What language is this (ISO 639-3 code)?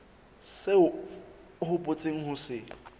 sot